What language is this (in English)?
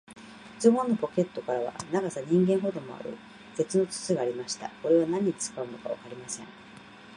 Japanese